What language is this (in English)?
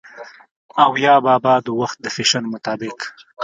Pashto